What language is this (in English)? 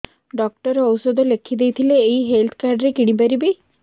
Odia